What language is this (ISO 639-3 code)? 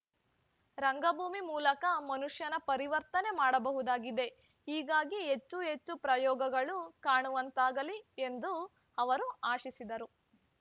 kan